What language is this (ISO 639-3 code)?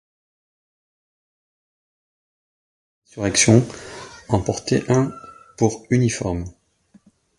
fra